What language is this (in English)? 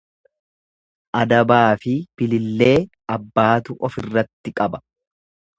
Oromo